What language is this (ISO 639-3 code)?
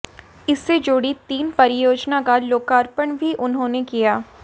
hin